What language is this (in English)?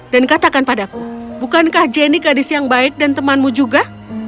Indonesian